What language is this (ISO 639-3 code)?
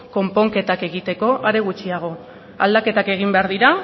eus